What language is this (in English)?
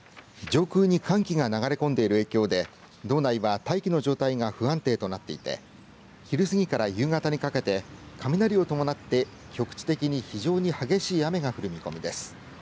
Japanese